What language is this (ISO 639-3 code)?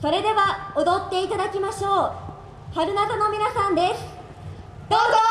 jpn